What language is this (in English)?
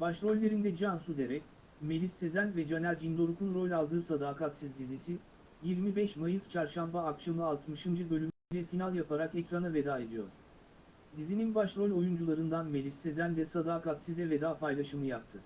Turkish